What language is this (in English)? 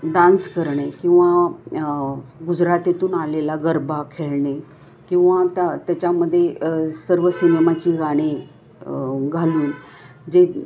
Marathi